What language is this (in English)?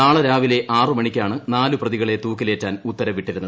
Malayalam